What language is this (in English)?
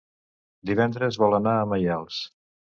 Catalan